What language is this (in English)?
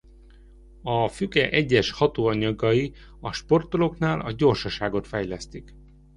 Hungarian